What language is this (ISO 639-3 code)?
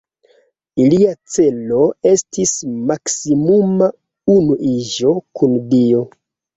epo